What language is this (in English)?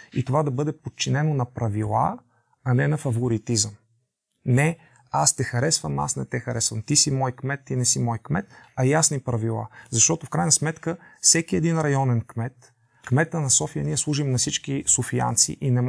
Bulgarian